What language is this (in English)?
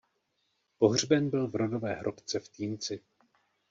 Czech